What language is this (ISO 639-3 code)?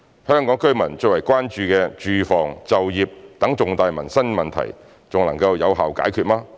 yue